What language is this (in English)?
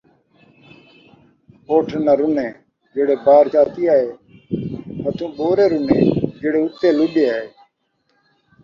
Saraiki